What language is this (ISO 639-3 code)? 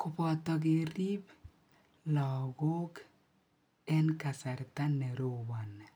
kln